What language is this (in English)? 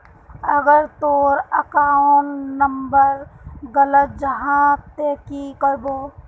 Magahi